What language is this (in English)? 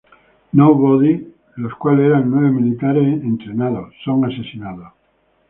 Spanish